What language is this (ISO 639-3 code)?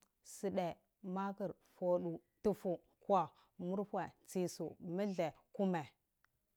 ckl